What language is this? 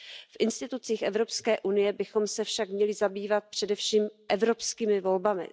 Czech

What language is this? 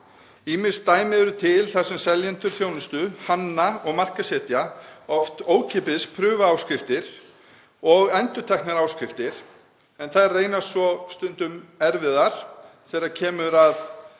Icelandic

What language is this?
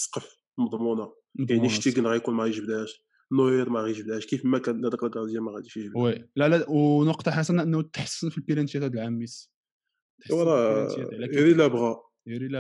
Arabic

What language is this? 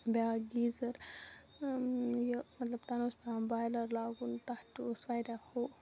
Kashmiri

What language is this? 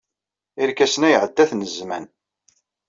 Kabyle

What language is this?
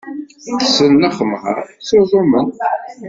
Kabyle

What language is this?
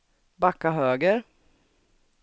Swedish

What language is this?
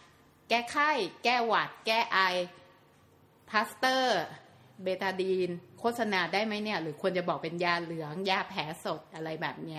Thai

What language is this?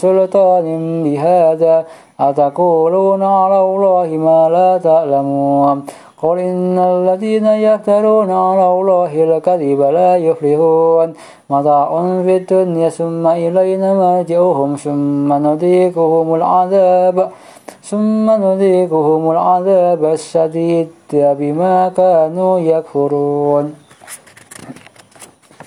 Arabic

